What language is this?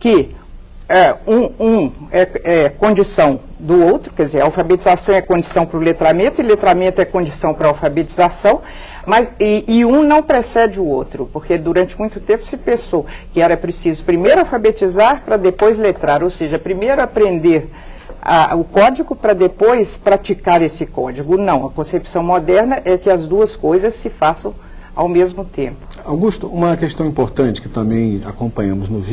Portuguese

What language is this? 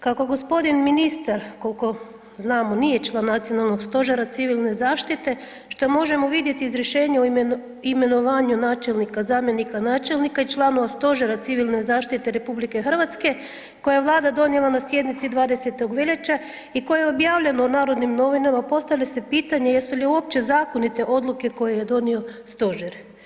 Croatian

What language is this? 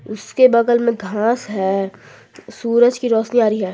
Hindi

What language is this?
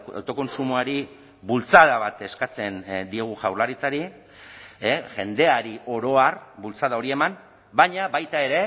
Basque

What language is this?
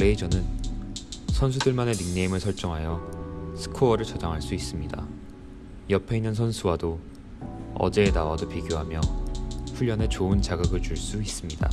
Korean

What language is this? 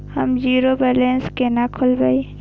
Maithili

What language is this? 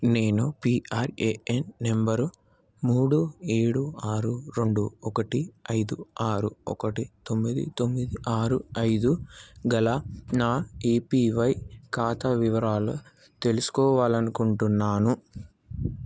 Telugu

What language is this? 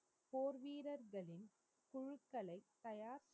Tamil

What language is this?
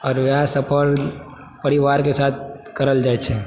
Maithili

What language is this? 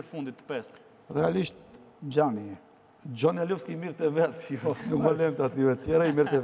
Romanian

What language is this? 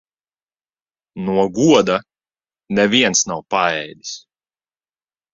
Latvian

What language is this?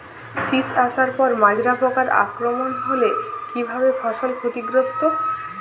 Bangla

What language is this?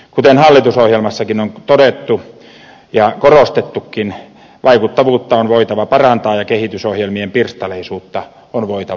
Finnish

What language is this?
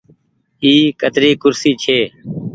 Goaria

